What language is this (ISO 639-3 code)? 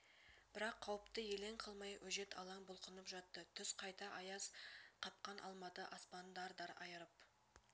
kaz